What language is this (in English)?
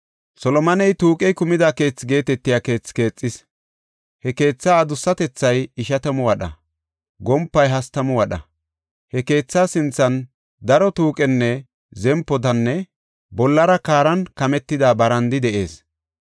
Gofa